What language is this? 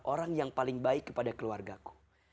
Indonesian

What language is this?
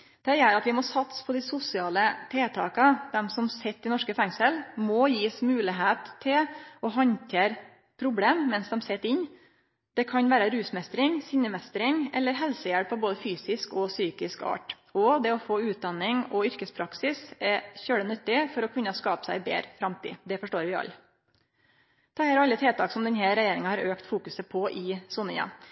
Norwegian Nynorsk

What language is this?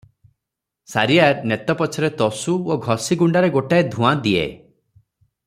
Odia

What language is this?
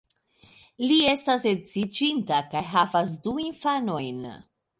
Esperanto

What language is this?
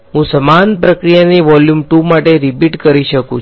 Gujarati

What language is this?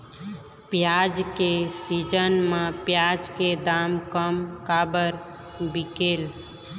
Chhattisgarhi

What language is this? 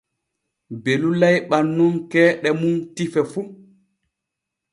Borgu Fulfulde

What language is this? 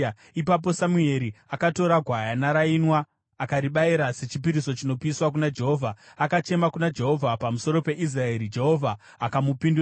Shona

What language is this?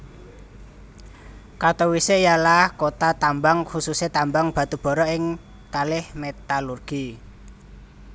Javanese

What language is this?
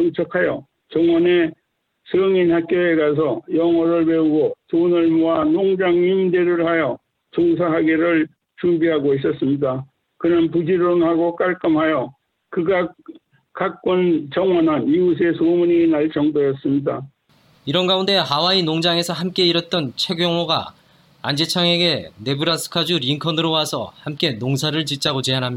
Korean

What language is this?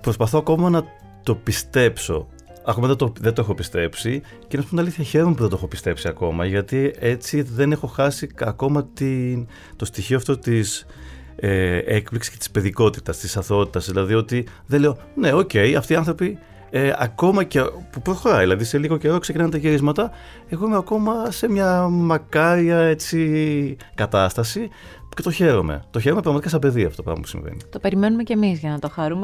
Greek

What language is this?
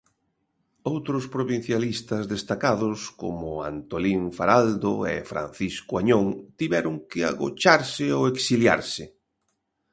Galician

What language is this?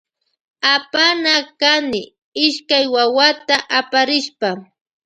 Loja Highland Quichua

